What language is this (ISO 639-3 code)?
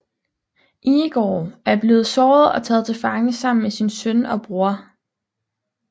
dan